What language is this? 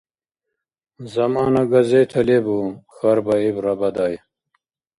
Dargwa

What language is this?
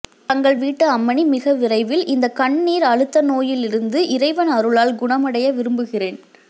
Tamil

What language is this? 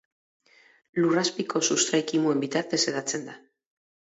Basque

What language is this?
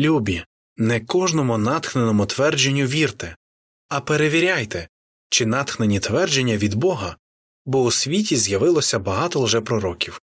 Ukrainian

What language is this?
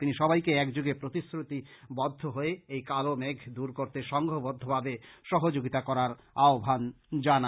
Bangla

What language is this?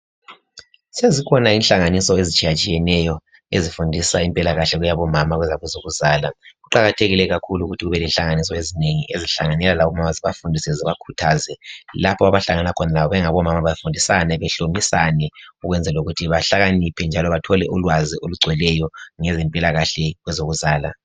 North Ndebele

